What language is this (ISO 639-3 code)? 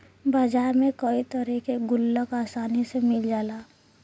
bho